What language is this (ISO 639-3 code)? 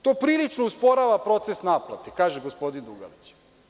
srp